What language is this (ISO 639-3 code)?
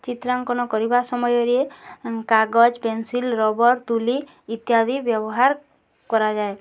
ori